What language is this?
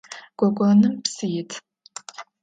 Adyghe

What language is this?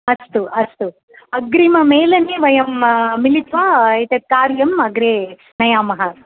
Sanskrit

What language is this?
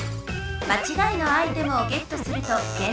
Japanese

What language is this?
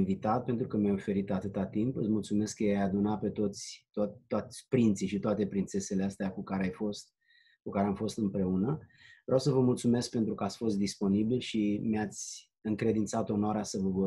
Romanian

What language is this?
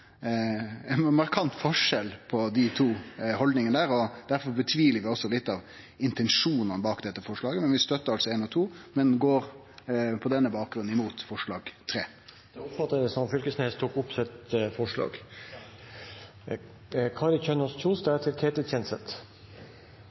Norwegian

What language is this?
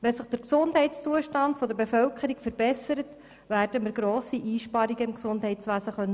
Swiss German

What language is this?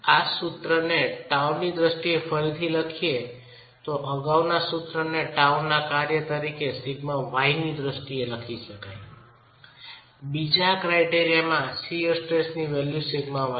Gujarati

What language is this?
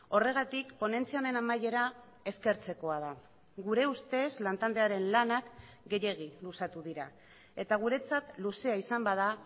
Basque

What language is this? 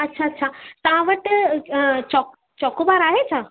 Sindhi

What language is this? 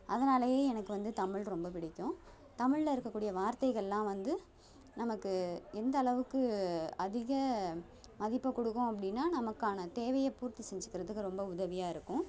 Tamil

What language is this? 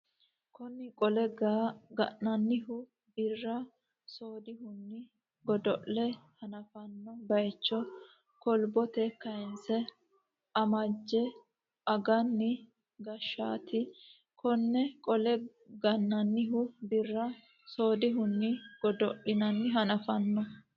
Sidamo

